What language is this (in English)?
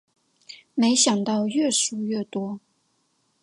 Chinese